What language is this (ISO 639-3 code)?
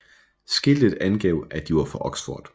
dan